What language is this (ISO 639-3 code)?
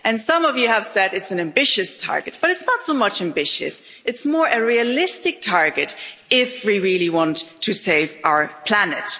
eng